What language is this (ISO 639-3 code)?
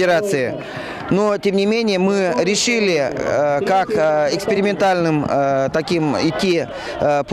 rus